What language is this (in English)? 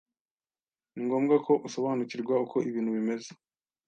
Kinyarwanda